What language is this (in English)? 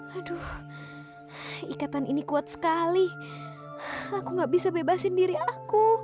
Indonesian